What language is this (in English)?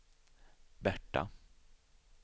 Swedish